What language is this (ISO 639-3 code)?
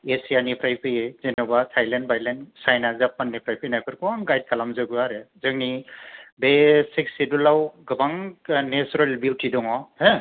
brx